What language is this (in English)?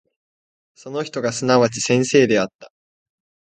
Japanese